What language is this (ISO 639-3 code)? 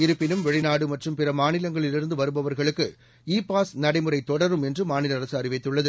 tam